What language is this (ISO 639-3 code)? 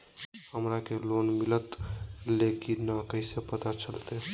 mag